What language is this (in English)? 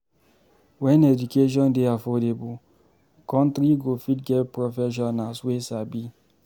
Nigerian Pidgin